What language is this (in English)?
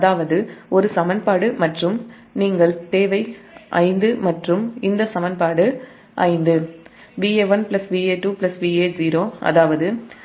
Tamil